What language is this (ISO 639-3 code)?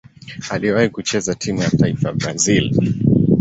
swa